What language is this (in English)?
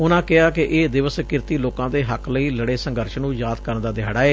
Punjabi